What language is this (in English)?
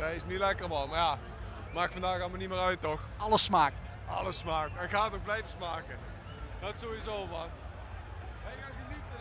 Dutch